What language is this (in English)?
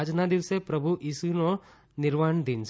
Gujarati